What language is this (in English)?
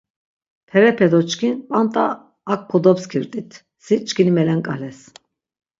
Laz